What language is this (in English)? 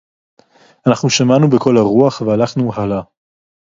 Hebrew